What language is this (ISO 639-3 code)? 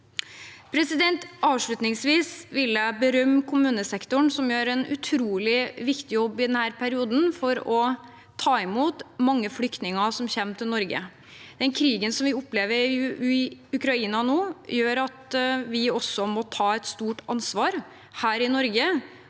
nor